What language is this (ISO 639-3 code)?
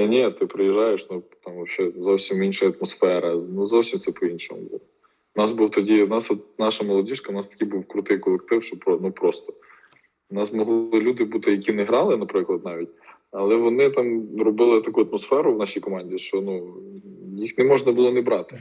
ukr